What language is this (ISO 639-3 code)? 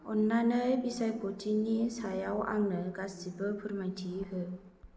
brx